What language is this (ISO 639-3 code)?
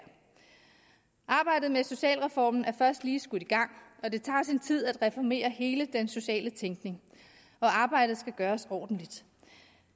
dan